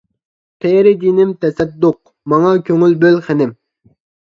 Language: Uyghur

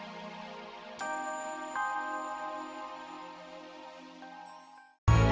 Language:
Indonesian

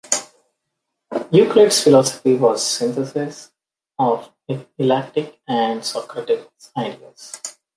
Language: English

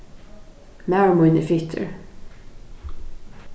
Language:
Faroese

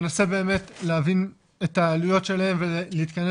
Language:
Hebrew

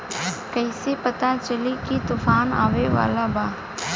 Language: Bhojpuri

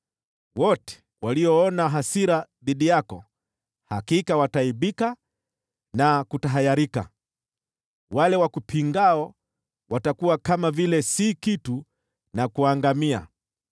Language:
Swahili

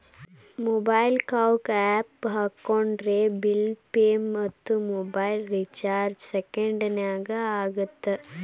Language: Kannada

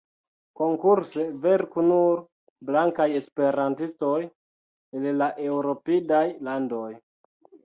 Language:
Esperanto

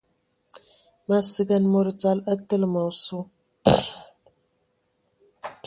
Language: Ewondo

